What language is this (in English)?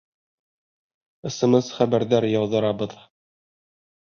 Bashkir